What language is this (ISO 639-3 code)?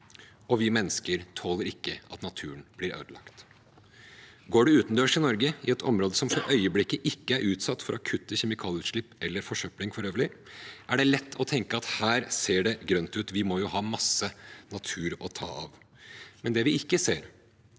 nor